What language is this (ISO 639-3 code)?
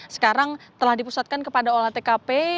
ind